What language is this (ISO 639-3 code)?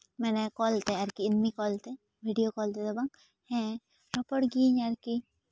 sat